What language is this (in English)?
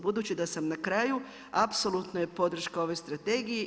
Croatian